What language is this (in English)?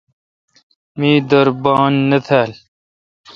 Kalkoti